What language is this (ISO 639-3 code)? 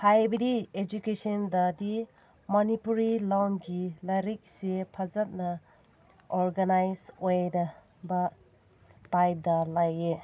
mni